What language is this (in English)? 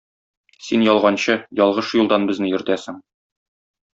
Tatar